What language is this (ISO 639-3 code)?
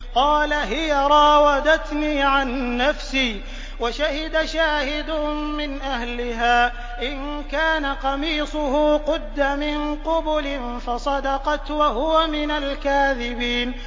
ara